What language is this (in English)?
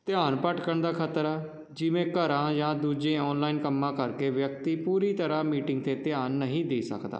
Punjabi